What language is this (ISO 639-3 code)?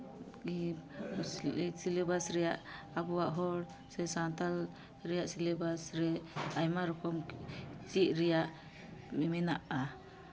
sat